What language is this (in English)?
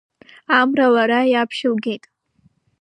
Abkhazian